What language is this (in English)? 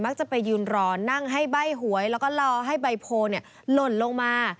Thai